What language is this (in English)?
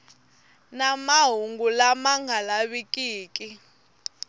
Tsonga